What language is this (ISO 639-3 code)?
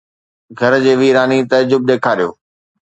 snd